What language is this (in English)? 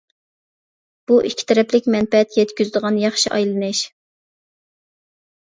Uyghur